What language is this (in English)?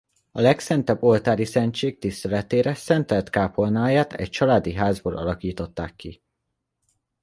Hungarian